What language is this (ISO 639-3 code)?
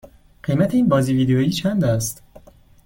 fas